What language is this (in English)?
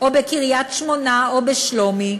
Hebrew